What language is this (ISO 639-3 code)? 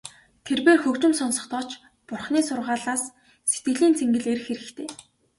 mon